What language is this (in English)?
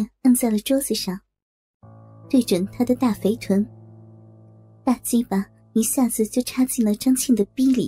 Chinese